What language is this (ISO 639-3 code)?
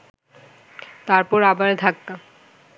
ben